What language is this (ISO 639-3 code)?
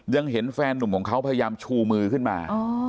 tha